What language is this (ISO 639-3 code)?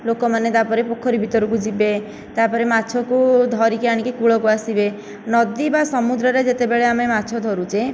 ori